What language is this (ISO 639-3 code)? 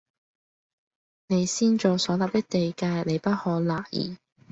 yue